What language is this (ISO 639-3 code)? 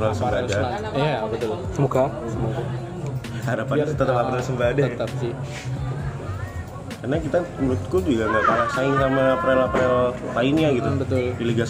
ind